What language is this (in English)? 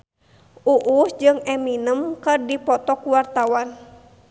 Sundanese